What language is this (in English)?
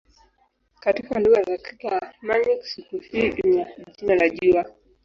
Swahili